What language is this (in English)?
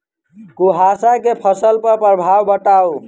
Maithili